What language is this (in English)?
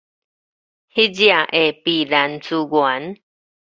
Min Nan Chinese